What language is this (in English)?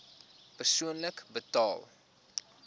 Afrikaans